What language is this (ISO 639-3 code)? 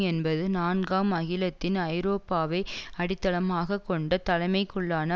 tam